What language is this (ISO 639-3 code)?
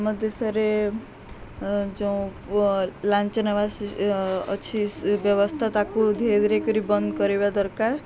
ori